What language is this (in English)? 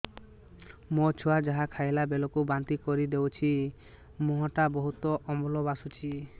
Odia